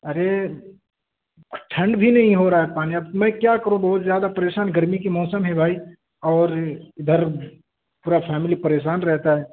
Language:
Urdu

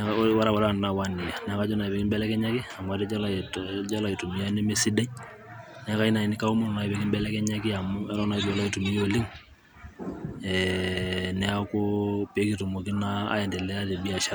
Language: Masai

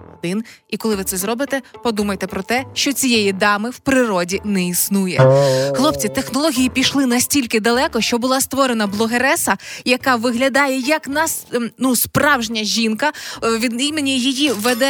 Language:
Ukrainian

